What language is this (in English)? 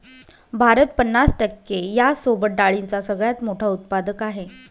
Marathi